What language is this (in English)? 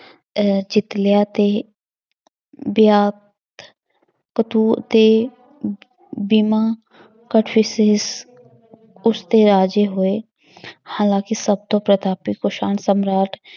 Punjabi